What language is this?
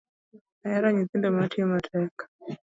Luo (Kenya and Tanzania)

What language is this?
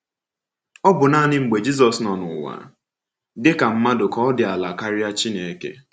Igbo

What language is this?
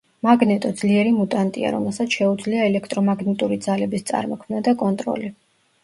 Georgian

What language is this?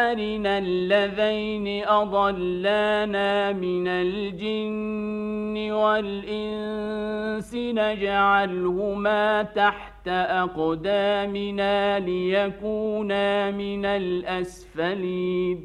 Arabic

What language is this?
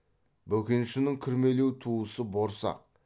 Kazakh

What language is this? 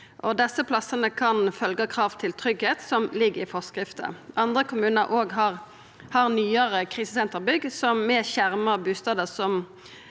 Norwegian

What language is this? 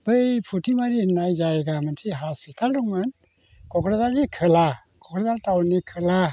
Bodo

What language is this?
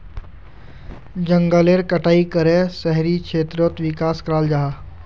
Magahi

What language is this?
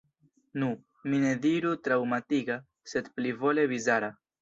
Esperanto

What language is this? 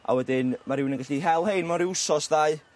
Welsh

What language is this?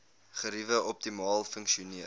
Afrikaans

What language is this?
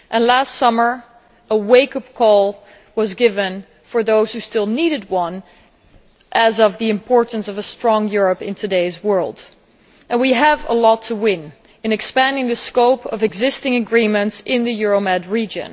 English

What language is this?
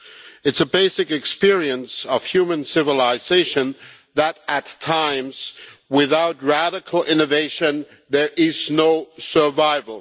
English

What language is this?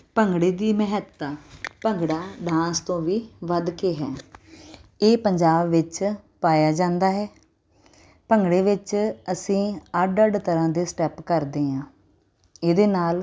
Punjabi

